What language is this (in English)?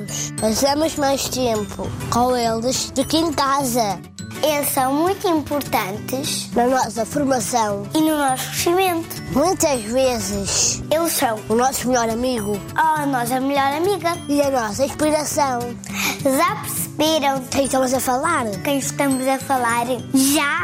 Portuguese